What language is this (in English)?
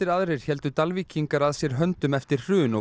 Icelandic